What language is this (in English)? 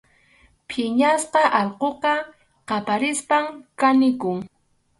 Arequipa-La Unión Quechua